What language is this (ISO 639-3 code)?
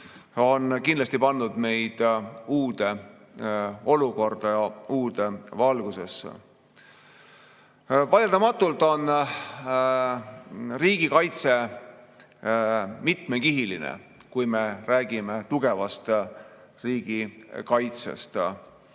est